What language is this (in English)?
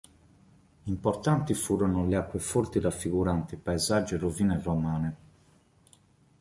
Italian